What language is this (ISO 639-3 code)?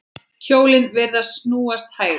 isl